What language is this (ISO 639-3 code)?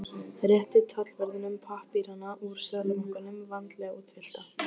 isl